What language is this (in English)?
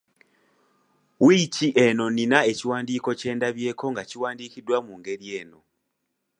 Ganda